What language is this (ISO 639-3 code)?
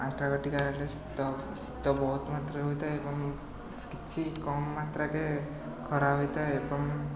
ori